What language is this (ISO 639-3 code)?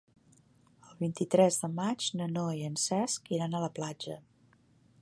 cat